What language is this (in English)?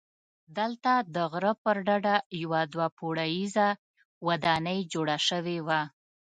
Pashto